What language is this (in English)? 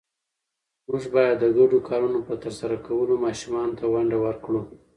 Pashto